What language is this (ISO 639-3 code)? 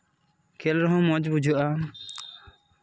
sat